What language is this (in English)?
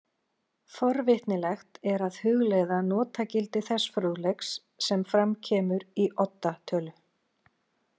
Icelandic